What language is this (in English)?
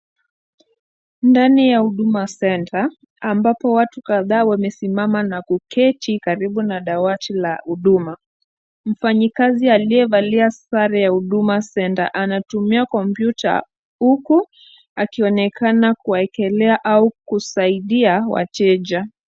Swahili